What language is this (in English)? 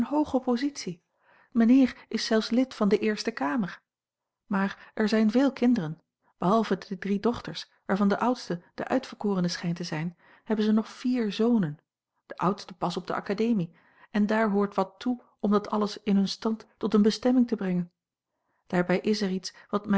Dutch